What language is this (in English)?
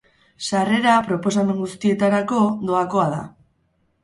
Basque